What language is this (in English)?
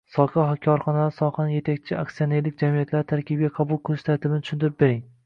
Uzbek